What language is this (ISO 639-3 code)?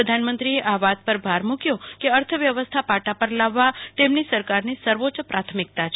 guj